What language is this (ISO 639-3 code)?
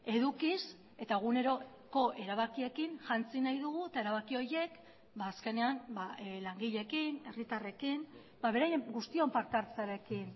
eus